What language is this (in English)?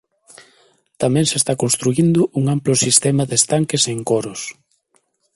Galician